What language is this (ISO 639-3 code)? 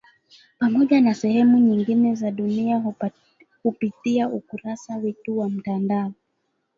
swa